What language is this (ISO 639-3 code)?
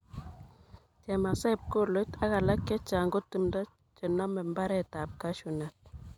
kln